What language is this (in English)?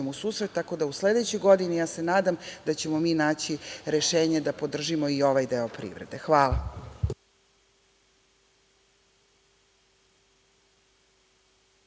Serbian